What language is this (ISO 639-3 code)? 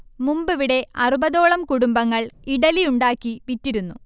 mal